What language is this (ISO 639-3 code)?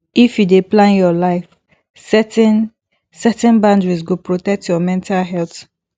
pcm